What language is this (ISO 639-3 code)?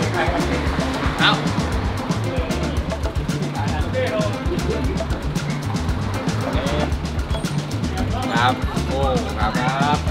tha